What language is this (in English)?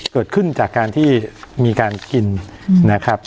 Thai